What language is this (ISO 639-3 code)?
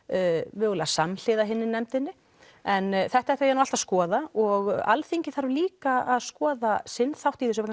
isl